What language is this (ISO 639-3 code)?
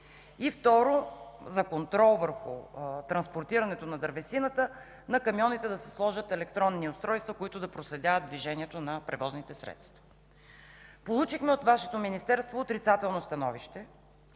bul